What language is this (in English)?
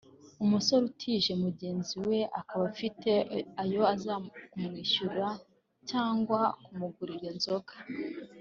Kinyarwanda